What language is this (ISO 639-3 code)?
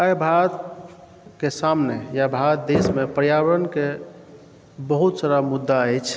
mai